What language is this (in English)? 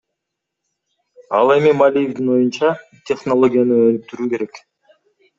Kyrgyz